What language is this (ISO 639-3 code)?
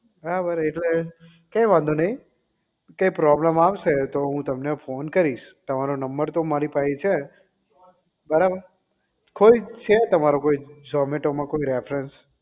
guj